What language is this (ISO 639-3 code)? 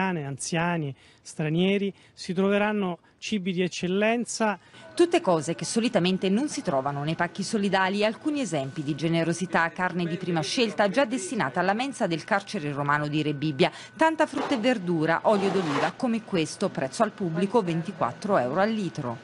ita